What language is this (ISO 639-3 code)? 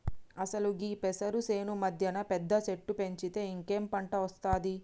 tel